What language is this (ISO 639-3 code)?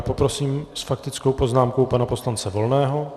ces